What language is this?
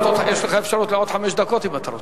Hebrew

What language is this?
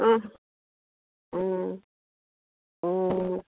Assamese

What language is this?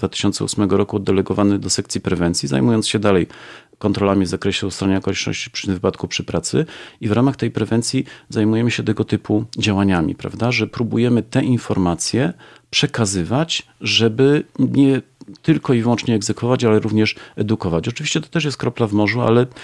Polish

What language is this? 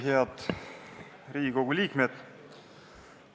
Estonian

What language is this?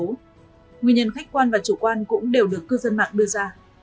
Vietnamese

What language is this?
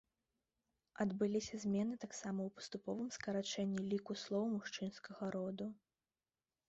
Belarusian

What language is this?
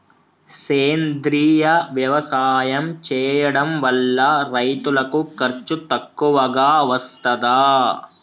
Telugu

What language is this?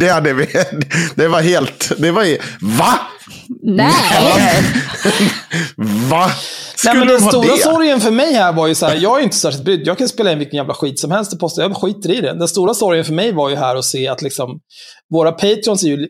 Swedish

